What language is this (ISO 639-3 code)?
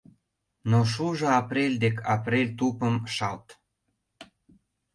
chm